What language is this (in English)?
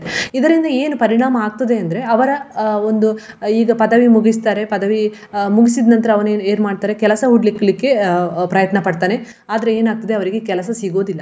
Kannada